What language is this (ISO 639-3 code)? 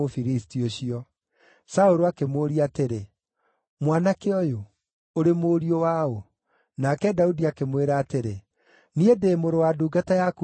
kik